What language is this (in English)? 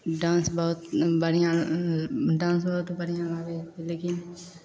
Maithili